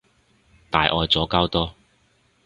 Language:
Cantonese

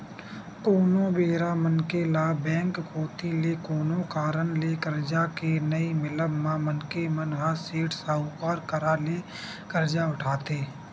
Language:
Chhattisgarhi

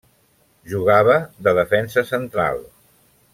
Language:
Catalan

